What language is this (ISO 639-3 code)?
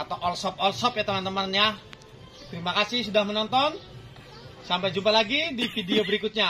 ind